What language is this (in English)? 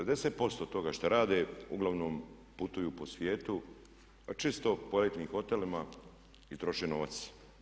Croatian